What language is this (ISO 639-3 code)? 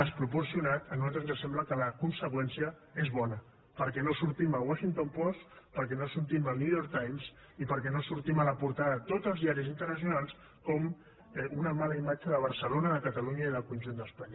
cat